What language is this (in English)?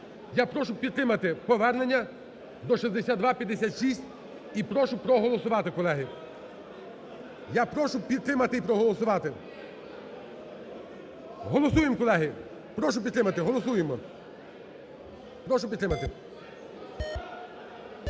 Ukrainian